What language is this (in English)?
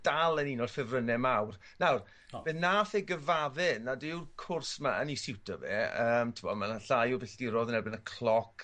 Welsh